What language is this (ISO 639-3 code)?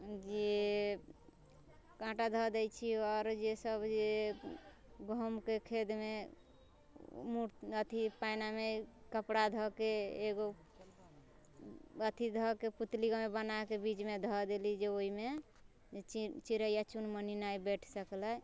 mai